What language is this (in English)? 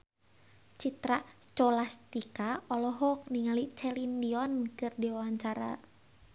Sundanese